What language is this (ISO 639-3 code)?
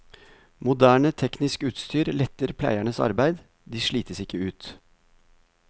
nor